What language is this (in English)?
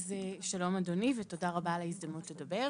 Hebrew